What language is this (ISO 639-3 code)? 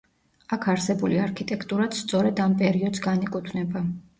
kat